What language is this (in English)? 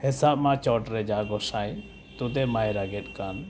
Santali